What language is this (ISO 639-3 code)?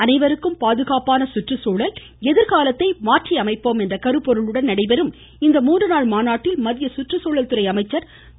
tam